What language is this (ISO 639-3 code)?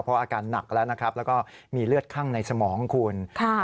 tha